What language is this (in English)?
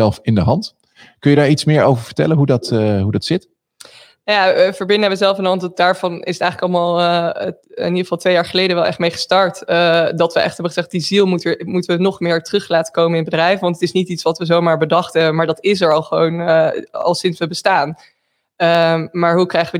Dutch